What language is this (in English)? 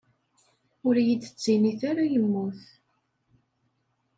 Kabyle